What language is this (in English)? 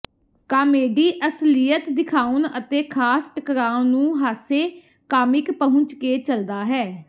Punjabi